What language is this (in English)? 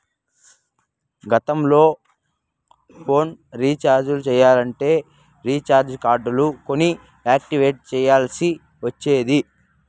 Telugu